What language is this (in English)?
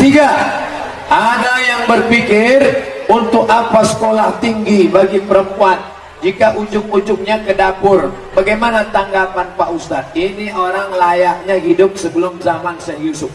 Indonesian